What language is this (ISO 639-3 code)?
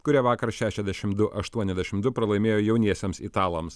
lit